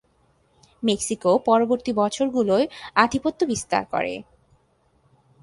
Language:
Bangla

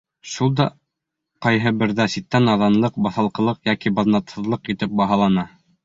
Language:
Bashkir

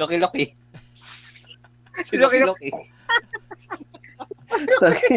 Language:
Filipino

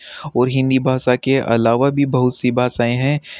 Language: Hindi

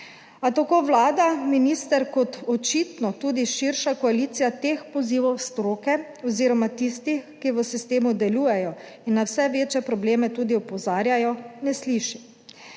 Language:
Slovenian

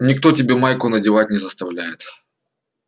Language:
Russian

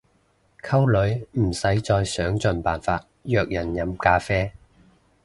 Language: Cantonese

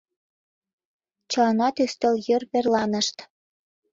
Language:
Mari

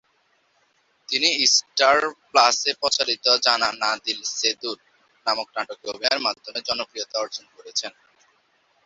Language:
Bangla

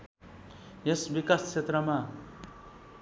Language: Nepali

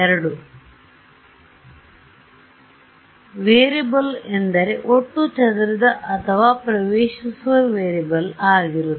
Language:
Kannada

